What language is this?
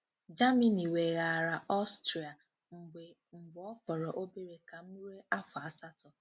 Igbo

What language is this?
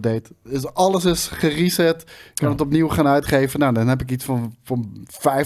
Dutch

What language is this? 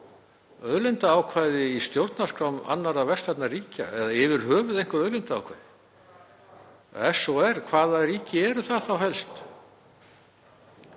Icelandic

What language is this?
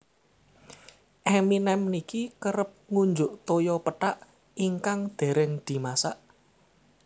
Javanese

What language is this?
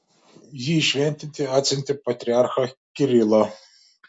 Lithuanian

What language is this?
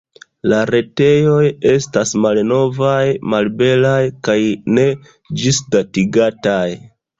Esperanto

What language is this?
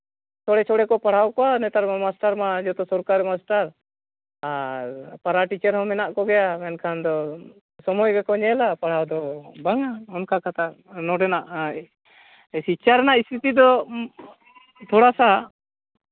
Santali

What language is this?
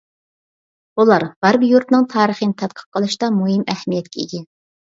Uyghur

